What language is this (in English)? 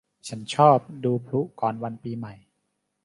Thai